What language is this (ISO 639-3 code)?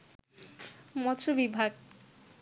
ben